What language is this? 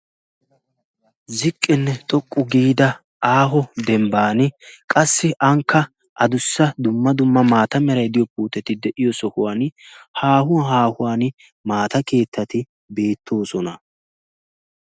Wolaytta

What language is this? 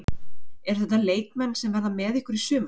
Icelandic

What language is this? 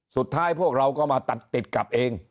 Thai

